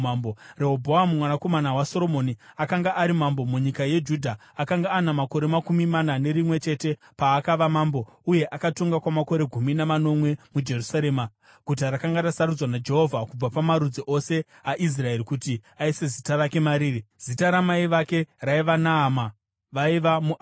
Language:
Shona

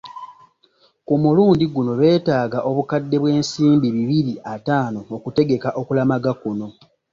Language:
Ganda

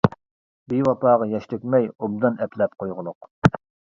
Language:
Uyghur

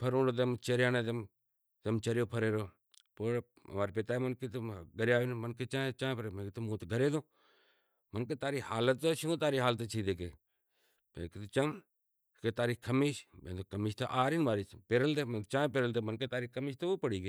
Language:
Kachi Koli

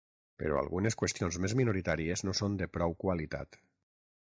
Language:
Catalan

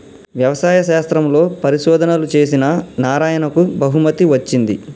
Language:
Telugu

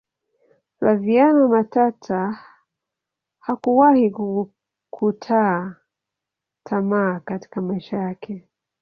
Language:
Swahili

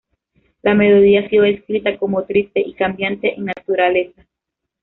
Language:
Spanish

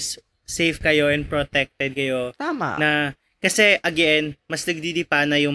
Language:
Filipino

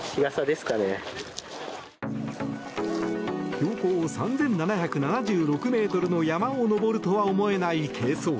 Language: Japanese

